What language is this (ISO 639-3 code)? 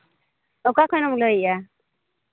sat